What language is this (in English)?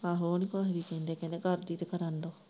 Punjabi